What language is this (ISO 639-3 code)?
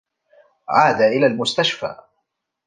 ara